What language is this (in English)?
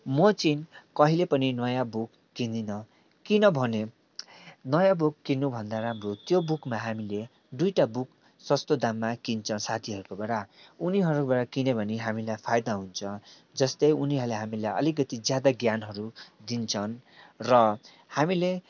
Nepali